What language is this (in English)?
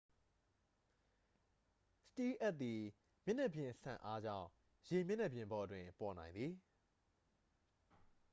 Burmese